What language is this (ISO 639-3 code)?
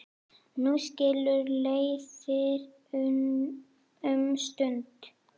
isl